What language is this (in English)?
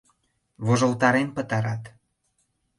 Mari